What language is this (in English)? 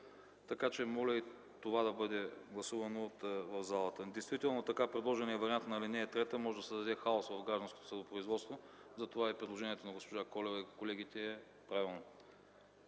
Bulgarian